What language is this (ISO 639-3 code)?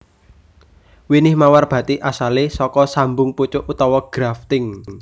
jav